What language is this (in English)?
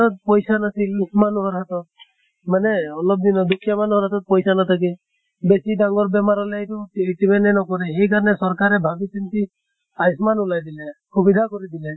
Assamese